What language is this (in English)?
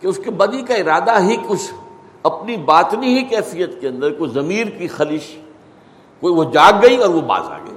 Urdu